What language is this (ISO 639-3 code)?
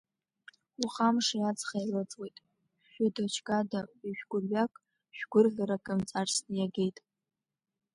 abk